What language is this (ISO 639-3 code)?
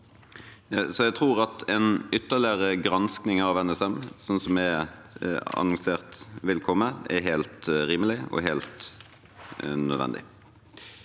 nor